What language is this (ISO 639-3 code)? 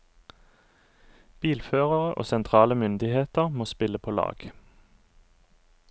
nor